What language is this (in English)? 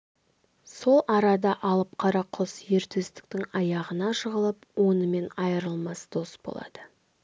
Kazakh